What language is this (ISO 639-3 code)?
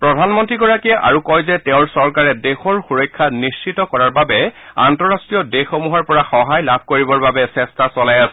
asm